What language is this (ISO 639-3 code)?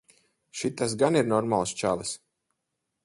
lav